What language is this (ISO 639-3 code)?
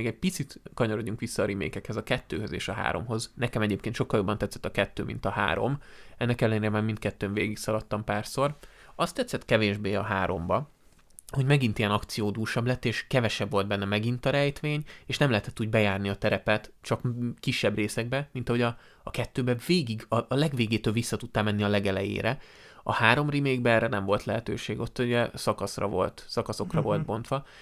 hun